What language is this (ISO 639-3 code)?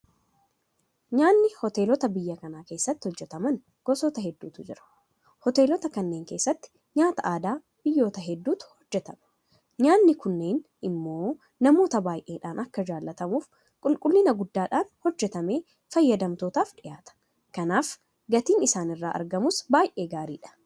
orm